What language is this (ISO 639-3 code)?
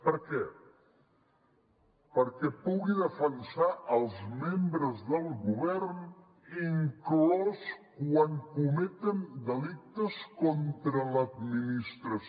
cat